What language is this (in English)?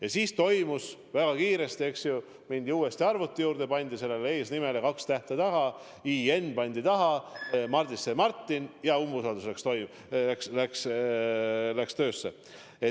Estonian